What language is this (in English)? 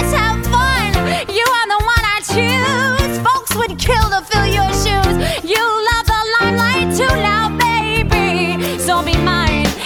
Hungarian